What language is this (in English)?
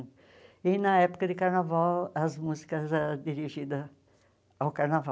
Portuguese